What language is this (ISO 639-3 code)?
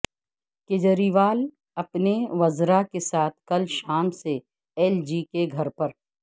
urd